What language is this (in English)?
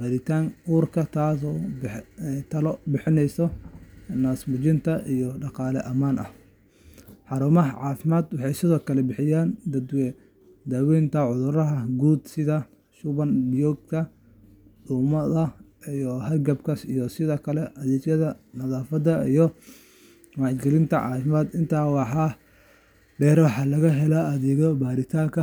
Somali